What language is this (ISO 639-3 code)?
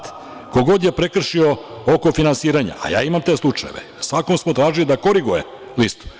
srp